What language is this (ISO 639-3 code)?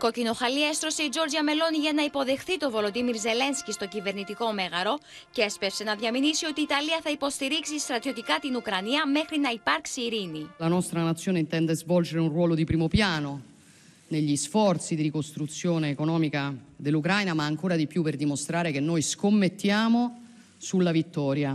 ell